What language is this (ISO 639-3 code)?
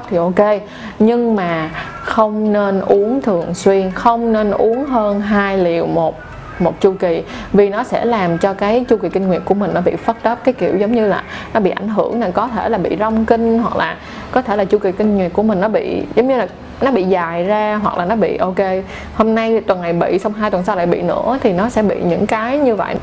vie